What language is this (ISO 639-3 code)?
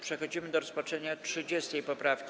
pol